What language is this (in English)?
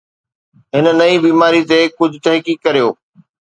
Sindhi